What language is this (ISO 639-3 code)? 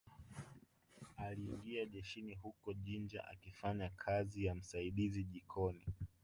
swa